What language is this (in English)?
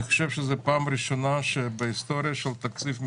Hebrew